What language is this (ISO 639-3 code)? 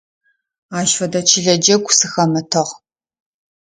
ady